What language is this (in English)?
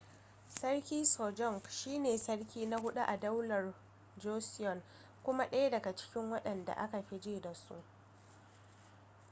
Hausa